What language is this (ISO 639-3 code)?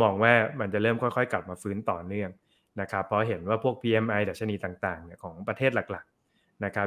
tha